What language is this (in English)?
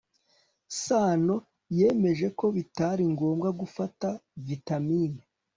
Kinyarwanda